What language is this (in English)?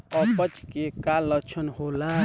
Bhojpuri